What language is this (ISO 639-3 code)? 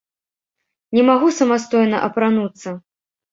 bel